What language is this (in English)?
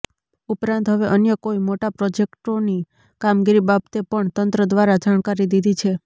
Gujarati